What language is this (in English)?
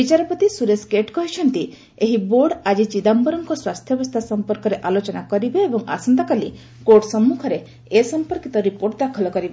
Odia